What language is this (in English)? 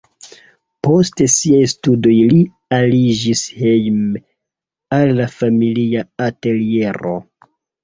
Esperanto